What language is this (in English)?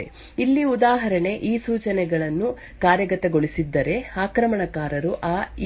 Kannada